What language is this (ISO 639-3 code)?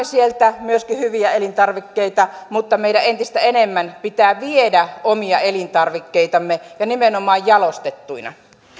fin